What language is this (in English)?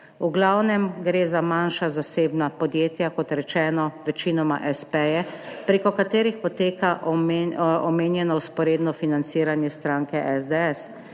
Slovenian